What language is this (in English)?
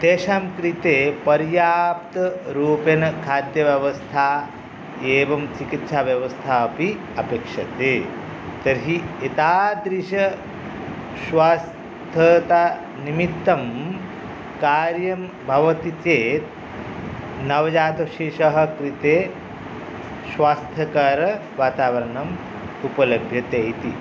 Sanskrit